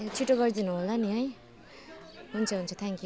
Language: Nepali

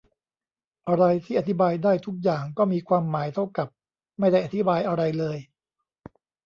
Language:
Thai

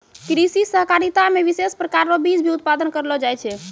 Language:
Maithili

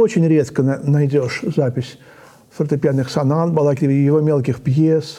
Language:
Russian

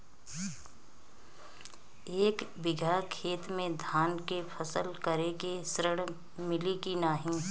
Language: Bhojpuri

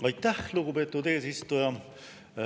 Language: Estonian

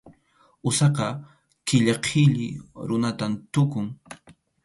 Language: Arequipa-La Unión Quechua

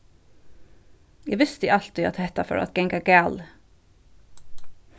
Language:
Faroese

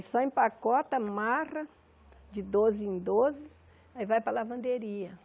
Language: Portuguese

